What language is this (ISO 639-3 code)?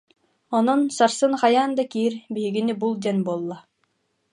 sah